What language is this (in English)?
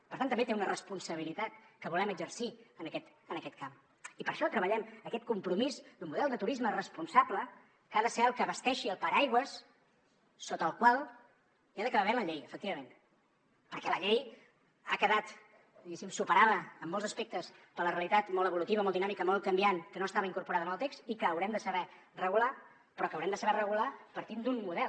Catalan